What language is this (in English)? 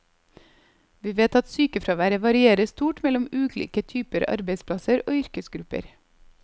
Norwegian